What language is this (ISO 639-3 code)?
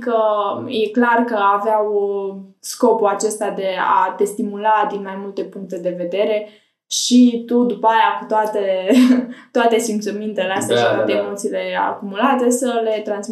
ron